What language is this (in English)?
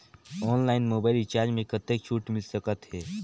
Chhattisgarhi